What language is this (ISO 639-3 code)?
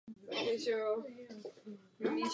ces